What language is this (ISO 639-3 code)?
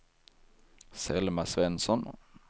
swe